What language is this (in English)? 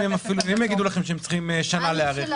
Hebrew